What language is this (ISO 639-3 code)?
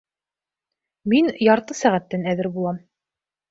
bak